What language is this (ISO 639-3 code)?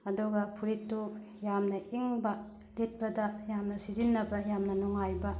mni